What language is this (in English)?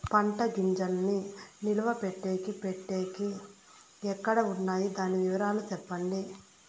Telugu